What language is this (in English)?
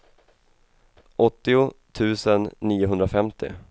Swedish